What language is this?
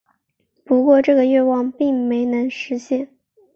Chinese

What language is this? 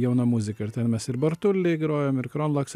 Lithuanian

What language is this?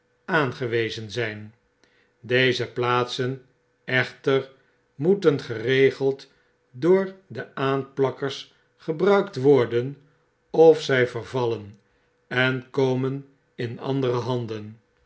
Dutch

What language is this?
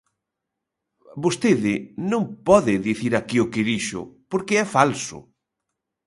Galician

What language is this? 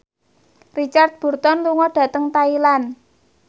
Javanese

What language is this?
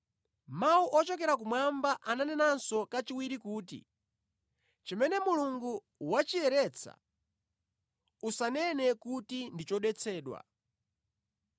Nyanja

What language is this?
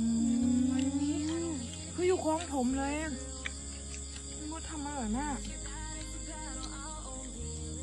Thai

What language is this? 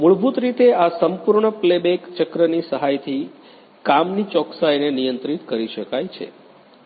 Gujarati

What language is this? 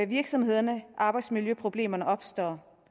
Danish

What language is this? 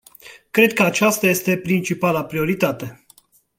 Romanian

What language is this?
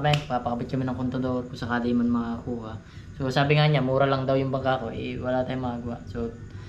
Filipino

